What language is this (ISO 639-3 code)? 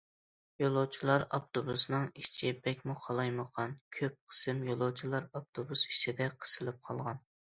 uig